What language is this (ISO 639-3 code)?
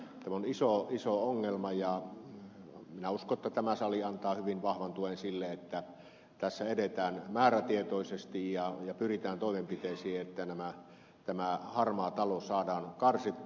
fin